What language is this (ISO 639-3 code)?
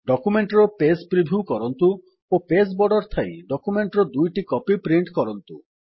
ori